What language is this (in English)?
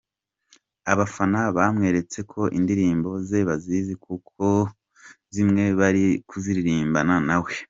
Kinyarwanda